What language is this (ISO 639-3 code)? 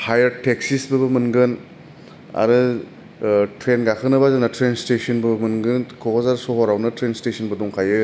brx